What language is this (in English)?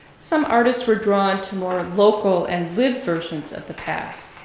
English